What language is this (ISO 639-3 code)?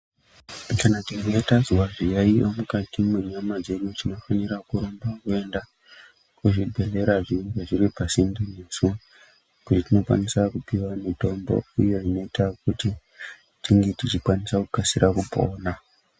ndc